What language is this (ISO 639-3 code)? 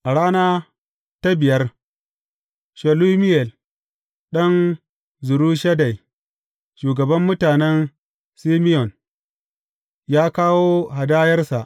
hau